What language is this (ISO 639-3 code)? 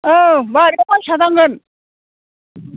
brx